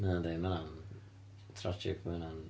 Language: Welsh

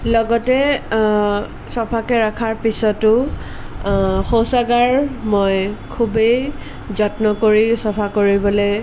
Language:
Assamese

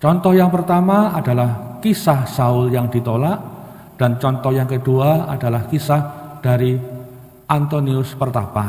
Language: Indonesian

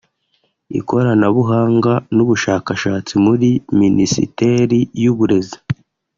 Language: Kinyarwanda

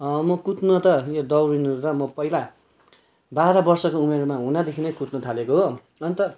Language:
Nepali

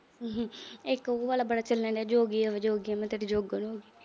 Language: Punjabi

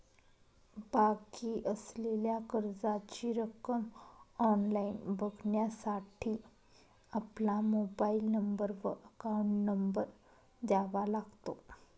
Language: Marathi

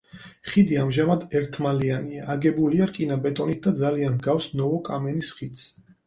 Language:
Georgian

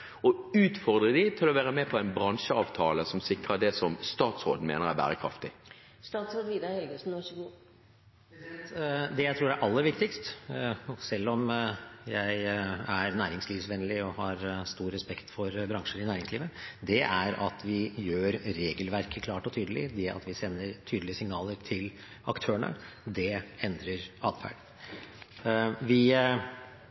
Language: Norwegian Bokmål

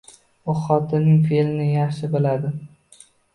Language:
Uzbek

